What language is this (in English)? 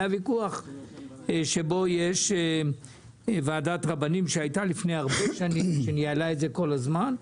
Hebrew